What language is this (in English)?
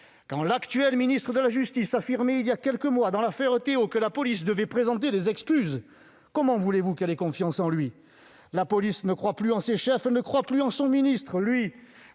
French